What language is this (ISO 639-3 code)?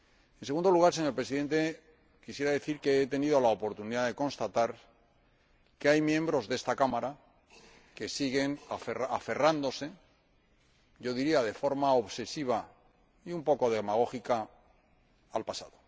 spa